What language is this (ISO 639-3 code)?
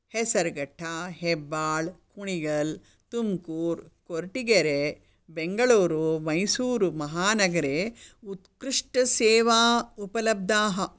san